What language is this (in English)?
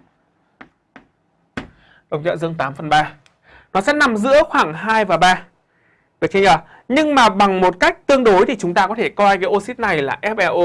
Vietnamese